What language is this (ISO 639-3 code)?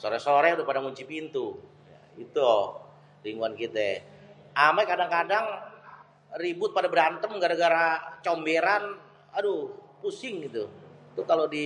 bew